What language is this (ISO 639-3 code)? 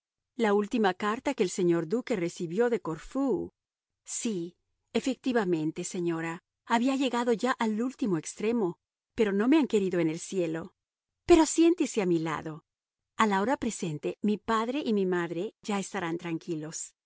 spa